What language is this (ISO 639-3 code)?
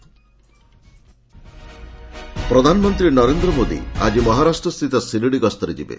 ori